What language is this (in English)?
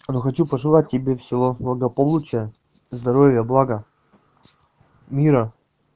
Russian